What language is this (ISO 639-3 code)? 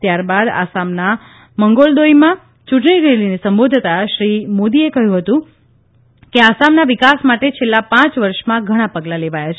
guj